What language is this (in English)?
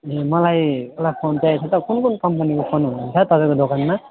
Nepali